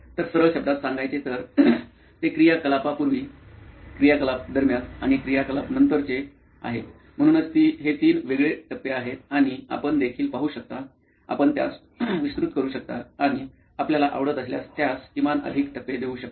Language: Marathi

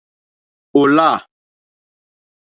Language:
Mokpwe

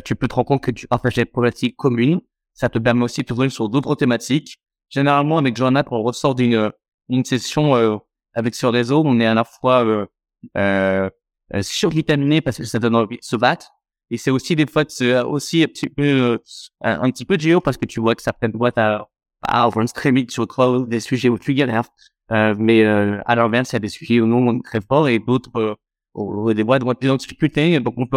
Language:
French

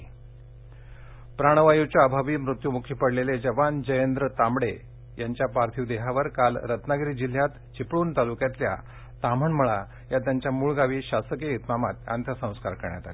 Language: Marathi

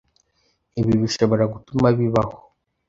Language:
Kinyarwanda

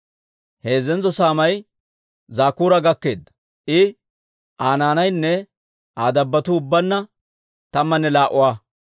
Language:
Dawro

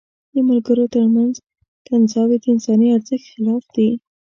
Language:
Pashto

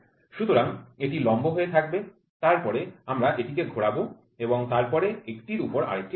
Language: Bangla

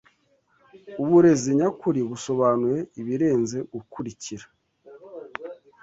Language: Kinyarwanda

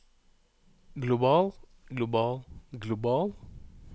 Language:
Norwegian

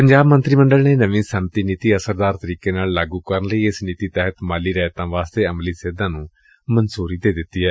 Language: Punjabi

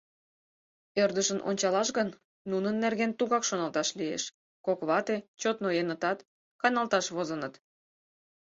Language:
Mari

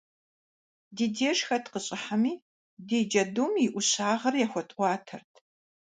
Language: Kabardian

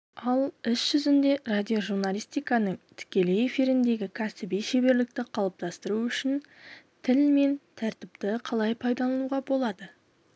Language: Kazakh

